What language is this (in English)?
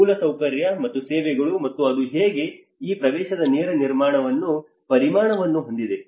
Kannada